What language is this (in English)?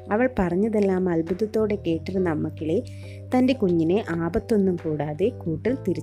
Malayalam